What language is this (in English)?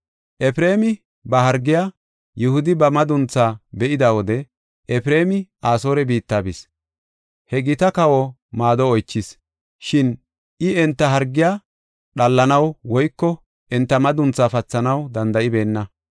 Gofa